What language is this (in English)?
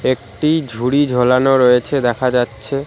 Bangla